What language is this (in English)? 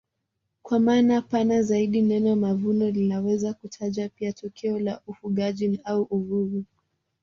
Swahili